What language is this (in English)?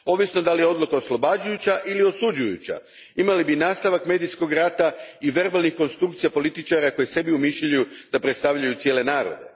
Croatian